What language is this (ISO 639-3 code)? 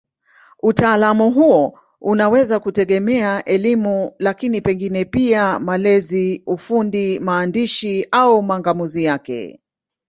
swa